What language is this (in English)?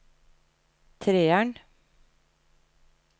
Norwegian